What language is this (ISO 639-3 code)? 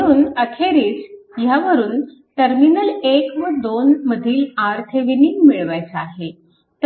mar